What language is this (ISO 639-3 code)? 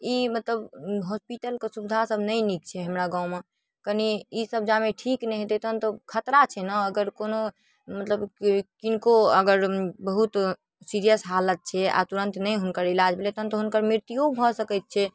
mai